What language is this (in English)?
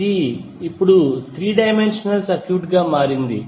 Telugu